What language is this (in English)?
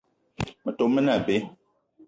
Eton (Cameroon)